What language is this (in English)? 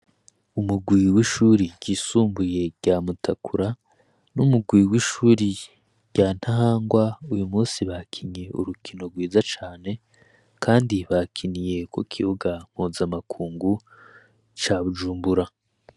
Rundi